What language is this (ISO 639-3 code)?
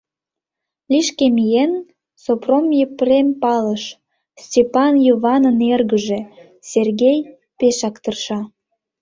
chm